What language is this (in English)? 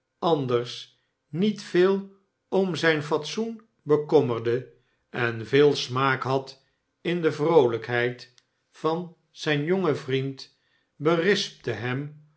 Dutch